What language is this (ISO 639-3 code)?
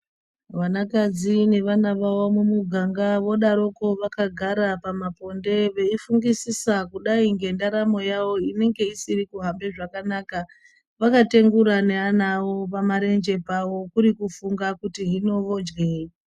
ndc